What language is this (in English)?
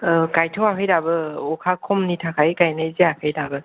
Bodo